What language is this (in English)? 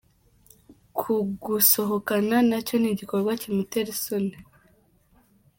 Kinyarwanda